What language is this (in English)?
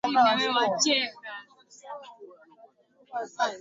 Swahili